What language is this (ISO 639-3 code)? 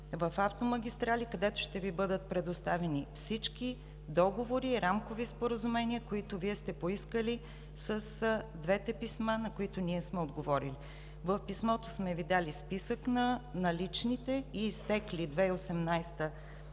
bul